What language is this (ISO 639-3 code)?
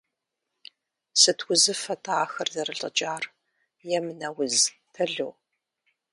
kbd